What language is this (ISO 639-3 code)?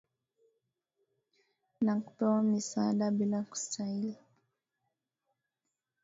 swa